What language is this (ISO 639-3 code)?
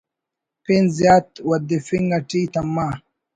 brh